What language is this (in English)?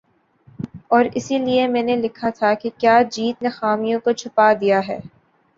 Urdu